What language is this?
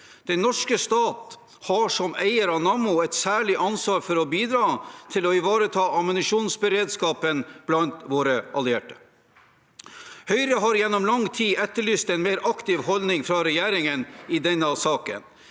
Norwegian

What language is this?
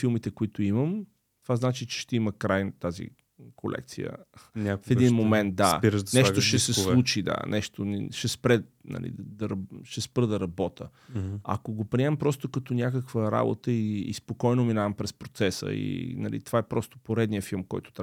Bulgarian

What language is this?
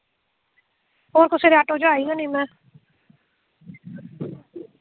Dogri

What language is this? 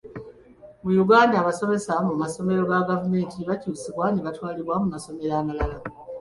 Ganda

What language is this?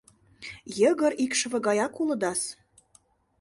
Mari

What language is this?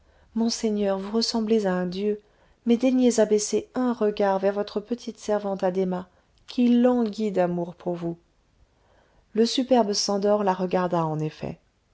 French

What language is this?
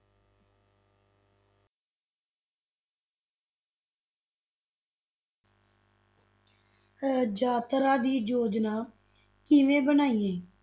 Punjabi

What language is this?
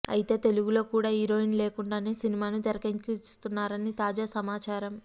Telugu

